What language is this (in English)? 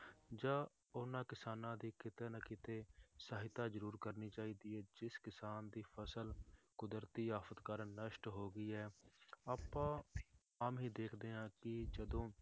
Punjabi